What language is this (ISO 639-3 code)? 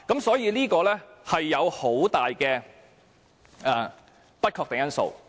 yue